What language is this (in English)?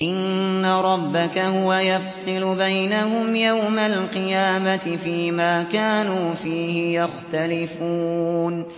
Arabic